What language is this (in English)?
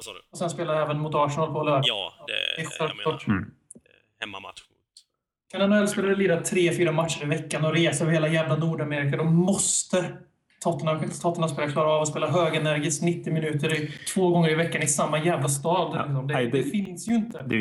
Swedish